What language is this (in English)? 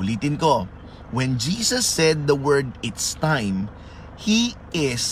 Filipino